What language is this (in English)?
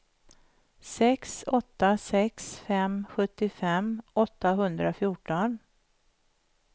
Swedish